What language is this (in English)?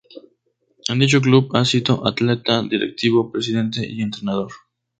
Spanish